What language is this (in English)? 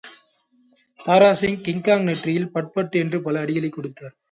Tamil